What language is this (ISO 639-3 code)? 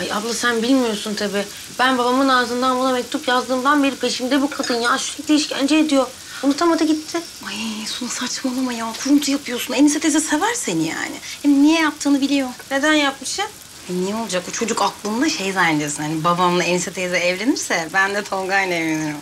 tur